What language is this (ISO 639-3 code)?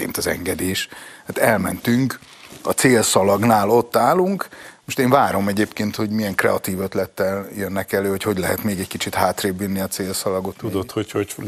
hun